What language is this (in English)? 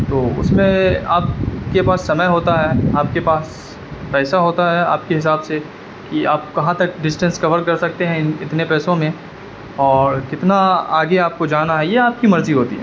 Urdu